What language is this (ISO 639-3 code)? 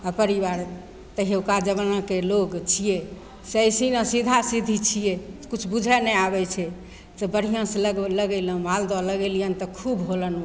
mai